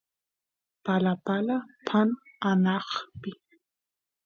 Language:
Santiago del Estero Quichua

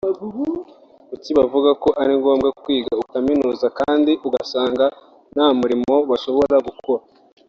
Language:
Kinyarwanda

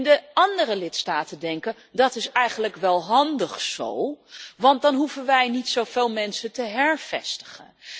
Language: Dutch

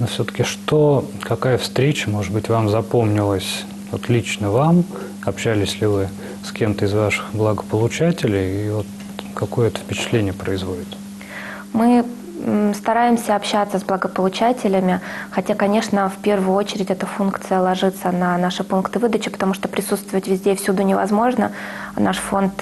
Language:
Russian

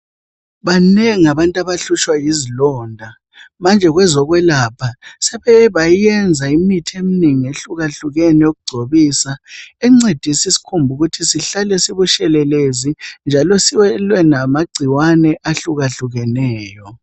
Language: North Ndebele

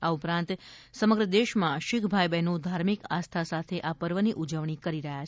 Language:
Gujarati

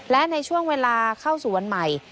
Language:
Thai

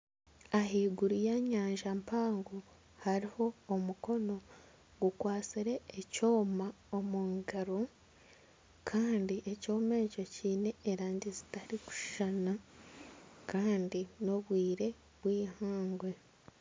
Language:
Nyankole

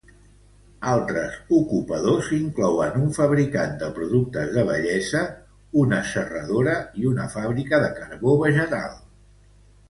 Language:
Catalan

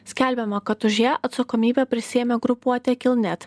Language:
Lithuanian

